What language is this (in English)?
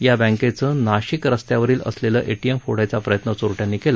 Marathi